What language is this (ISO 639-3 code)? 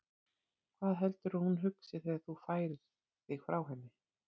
isl